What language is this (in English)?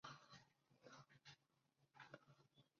Chinese